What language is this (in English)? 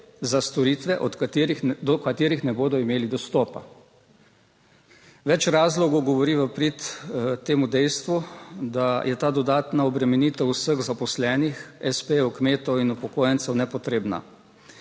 Slovenian